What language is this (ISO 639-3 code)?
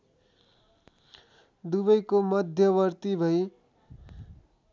nep